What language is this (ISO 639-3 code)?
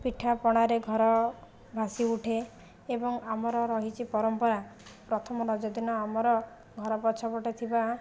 ori